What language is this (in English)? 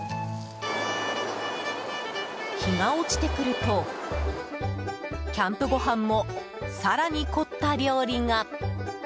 Japanese